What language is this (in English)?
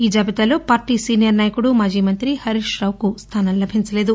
Telugu